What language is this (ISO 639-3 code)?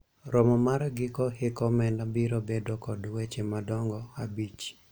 luo